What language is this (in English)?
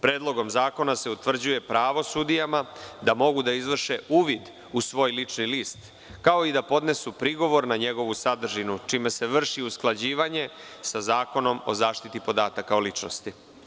Serbian